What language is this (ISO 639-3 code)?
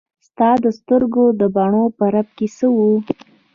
pus